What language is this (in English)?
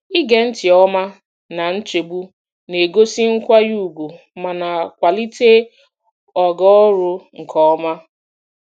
Igbo